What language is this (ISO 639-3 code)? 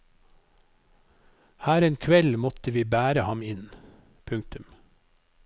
nor